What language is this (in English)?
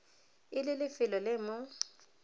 Tswana